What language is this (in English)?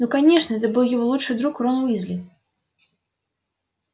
Russian